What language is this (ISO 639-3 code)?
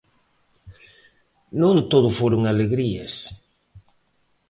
glg